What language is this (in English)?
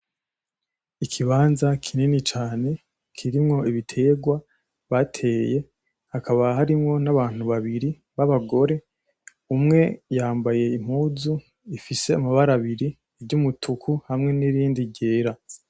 Rundi